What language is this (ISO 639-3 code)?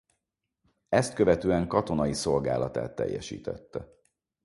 hun